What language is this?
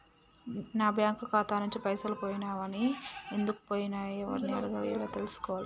Telugu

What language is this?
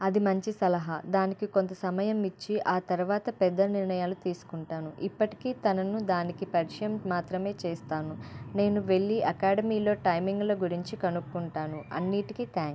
Telugu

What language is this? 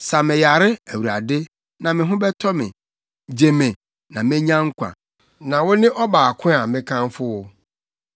Akan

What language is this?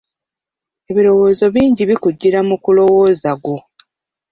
Ganda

